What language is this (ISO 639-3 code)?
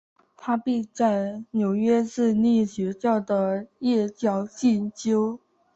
zho